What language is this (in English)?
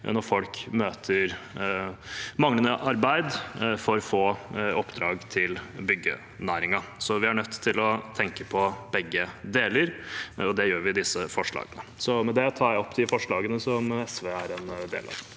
Norwegian